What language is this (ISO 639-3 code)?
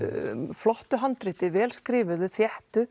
isl